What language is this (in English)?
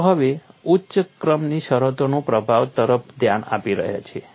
Gujarati